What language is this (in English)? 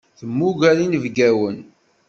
Kabyle